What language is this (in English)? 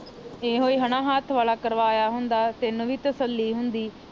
Punjabi